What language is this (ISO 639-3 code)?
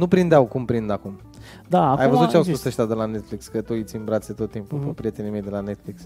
ron